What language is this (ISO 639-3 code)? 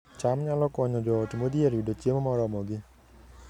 luo